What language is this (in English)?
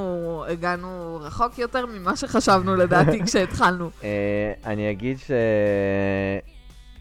Hebrew